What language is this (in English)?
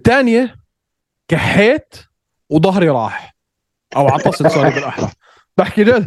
Arabic